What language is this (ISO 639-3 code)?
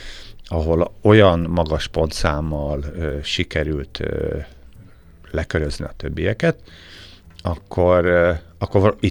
hun